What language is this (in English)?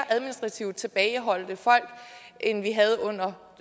Danish